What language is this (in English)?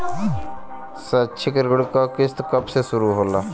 Bhojpuri